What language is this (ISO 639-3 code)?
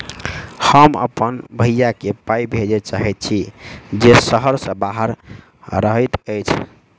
mai